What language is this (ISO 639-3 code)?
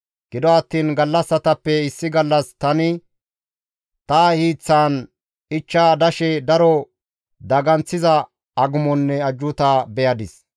gmv